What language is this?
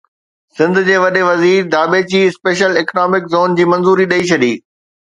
Sindhi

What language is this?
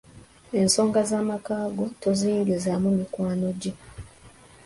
Ganda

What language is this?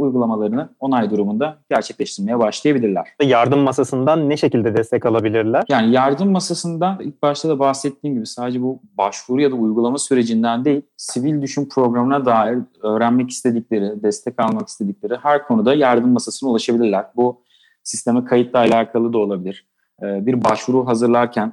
Turkish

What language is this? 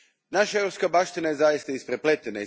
Croatian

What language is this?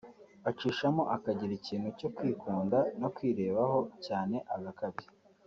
Kinyarwanda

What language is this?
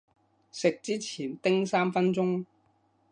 Cantonese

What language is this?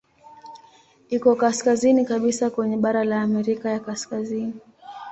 Swahili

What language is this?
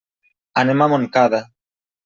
Catalan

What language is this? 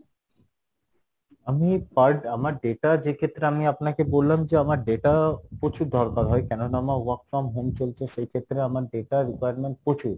Bangla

